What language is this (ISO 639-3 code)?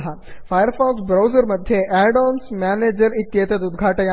san